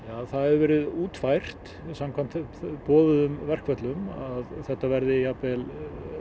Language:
Icelandic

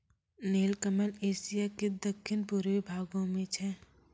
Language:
Maithili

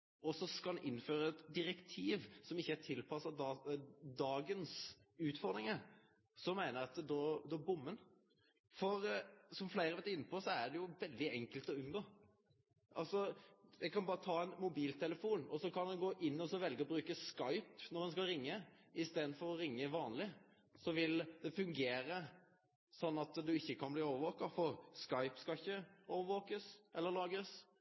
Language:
Norwegian Nynorsk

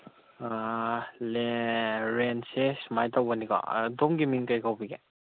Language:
Manipuri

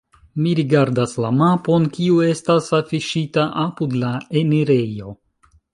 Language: Esperanto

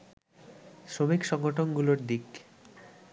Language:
Bangla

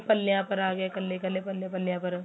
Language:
Punjabi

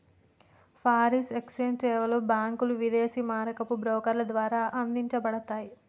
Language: Telugu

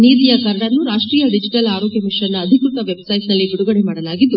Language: Kannada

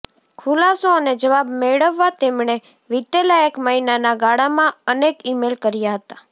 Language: Gujarati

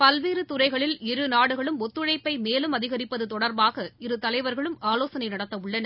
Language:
Tamil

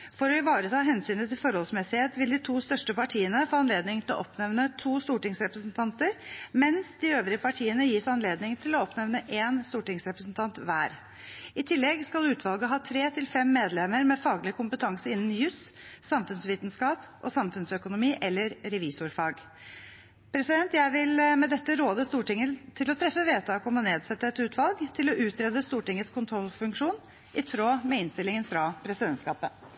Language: Norwegian Bokmål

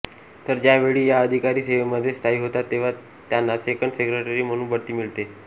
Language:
Marathi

